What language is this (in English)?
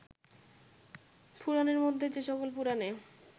Bangla